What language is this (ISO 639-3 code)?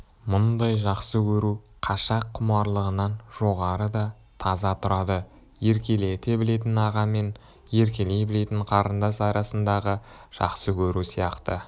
kaz